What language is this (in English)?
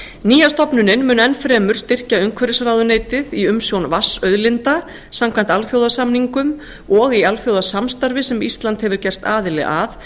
Icelandic